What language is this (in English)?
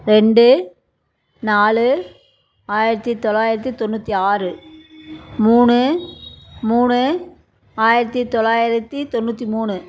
Tamil